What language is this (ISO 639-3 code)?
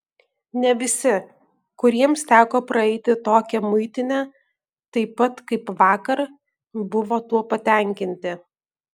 lit